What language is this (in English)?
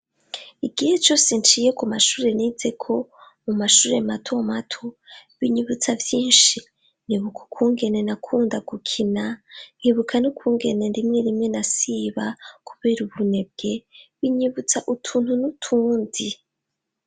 Rundi